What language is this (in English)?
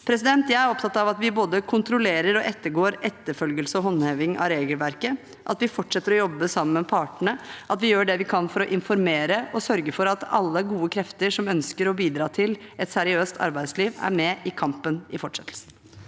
Norwegian